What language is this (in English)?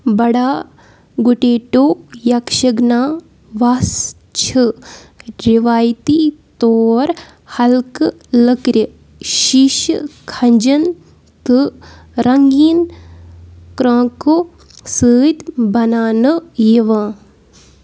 Kashmiri